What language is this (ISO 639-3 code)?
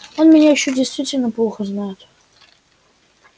rus